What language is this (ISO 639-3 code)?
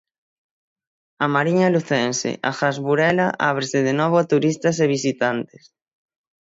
glg